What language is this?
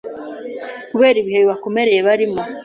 Kinyarwanda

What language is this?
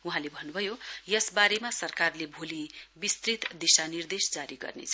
Nepali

